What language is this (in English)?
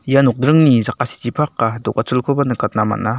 Garo